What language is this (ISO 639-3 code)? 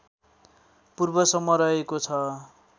nep